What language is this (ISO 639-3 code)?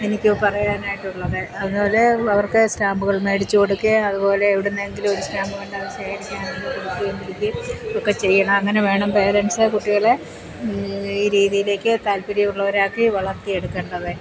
mal